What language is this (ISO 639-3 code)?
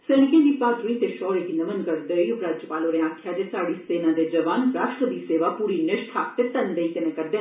doi